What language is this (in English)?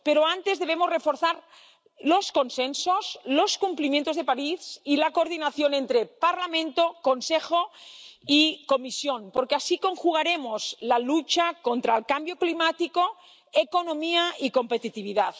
Spanish